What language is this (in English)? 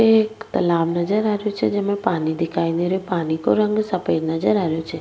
Rajasthani